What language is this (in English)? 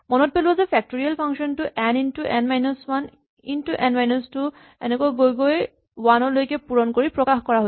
Assamese